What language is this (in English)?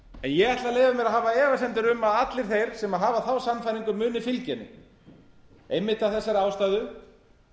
Icelandic